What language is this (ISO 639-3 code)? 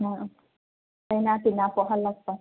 mni